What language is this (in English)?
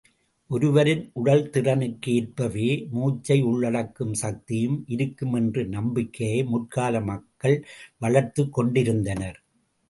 Tamil